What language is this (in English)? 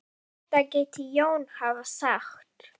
Icelandic